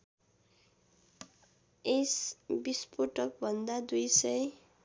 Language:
Nepali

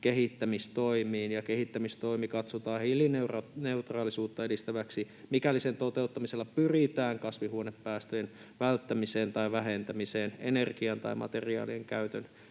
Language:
Finnish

